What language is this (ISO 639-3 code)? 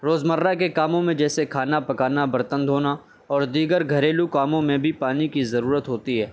urd